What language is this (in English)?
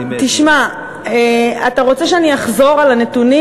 Hebrew